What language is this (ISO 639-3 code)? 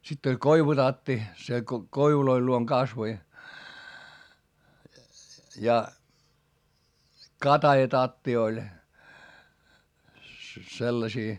fin